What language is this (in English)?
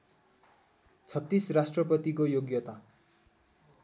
Nepali